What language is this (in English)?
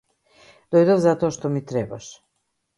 Macedonian